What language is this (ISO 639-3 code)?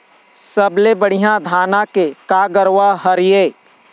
hne